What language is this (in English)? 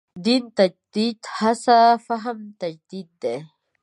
Pashto